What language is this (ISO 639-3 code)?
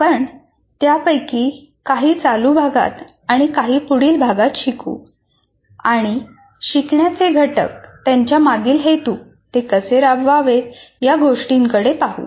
mar